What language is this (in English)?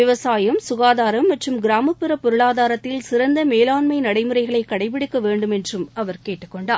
Tamil